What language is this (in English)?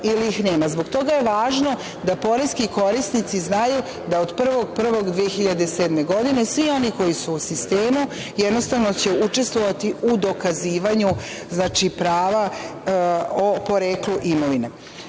Serbian